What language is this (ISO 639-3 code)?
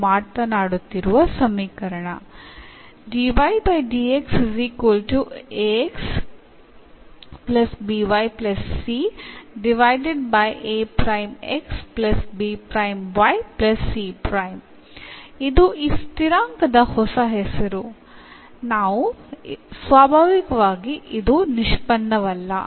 mal